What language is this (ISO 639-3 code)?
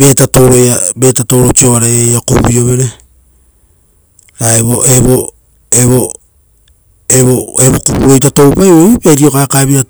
roo